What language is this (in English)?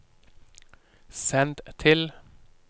Norwegian